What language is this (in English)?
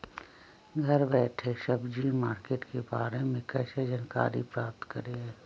Magahi